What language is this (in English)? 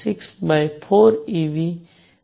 Gujarati